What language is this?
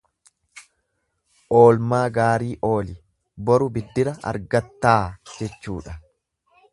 Oromo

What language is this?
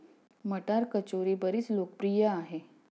Marathi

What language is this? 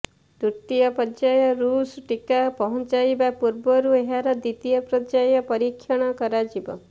Odia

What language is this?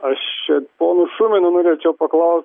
Lithuanian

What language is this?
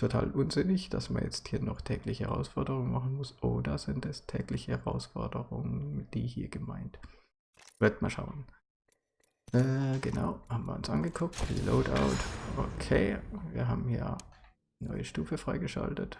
German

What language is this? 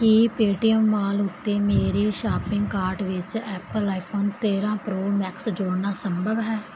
Punjabi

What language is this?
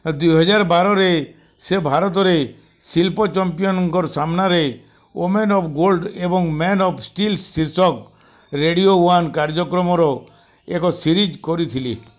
Odia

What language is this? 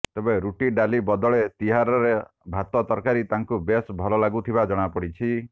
Odia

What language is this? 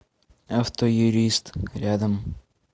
Russian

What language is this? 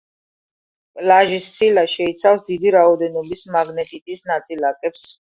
Georgian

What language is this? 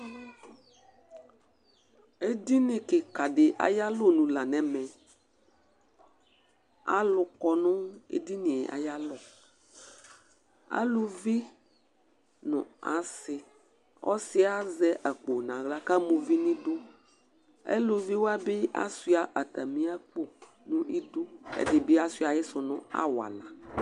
Ikposo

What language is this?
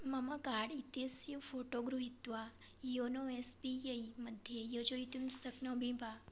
Sanskrit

